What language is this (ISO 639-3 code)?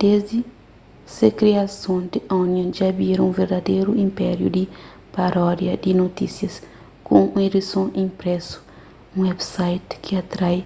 kea